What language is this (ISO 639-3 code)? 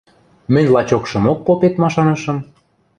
mrj